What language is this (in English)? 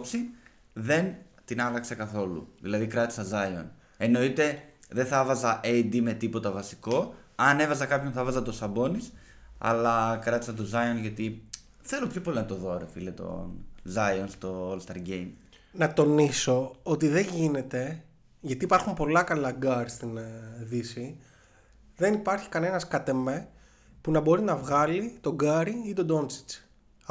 Greek